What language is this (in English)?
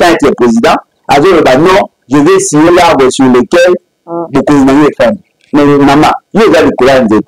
French